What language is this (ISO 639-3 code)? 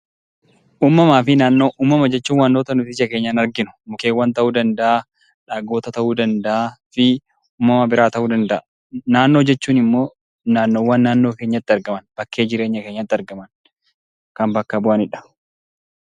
orm